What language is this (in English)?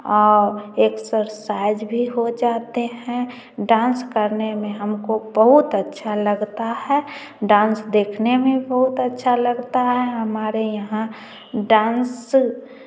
Hindi